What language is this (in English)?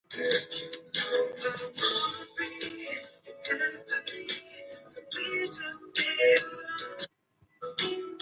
Chinese